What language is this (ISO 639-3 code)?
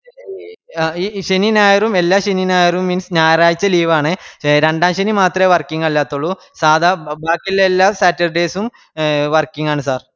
mal